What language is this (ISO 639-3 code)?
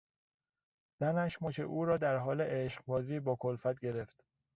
fas